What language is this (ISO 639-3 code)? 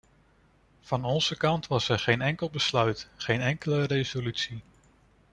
nld